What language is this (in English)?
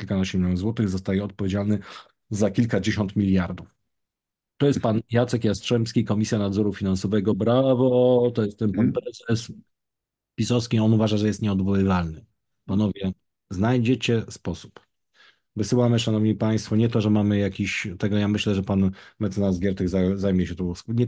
Polish